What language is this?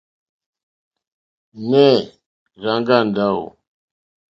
Mokpwe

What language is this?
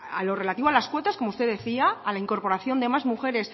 Spanish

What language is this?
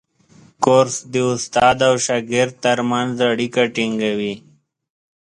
Pashto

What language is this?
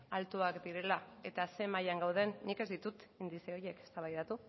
Basque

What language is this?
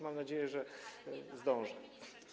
Polish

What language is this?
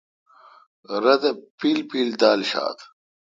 Kalkoti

